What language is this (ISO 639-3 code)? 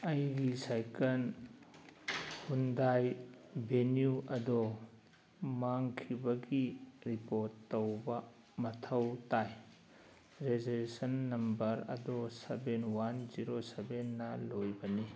mni